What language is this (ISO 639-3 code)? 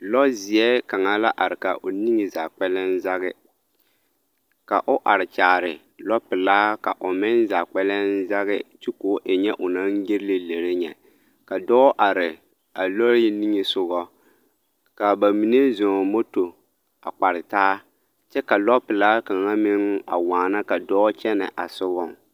dga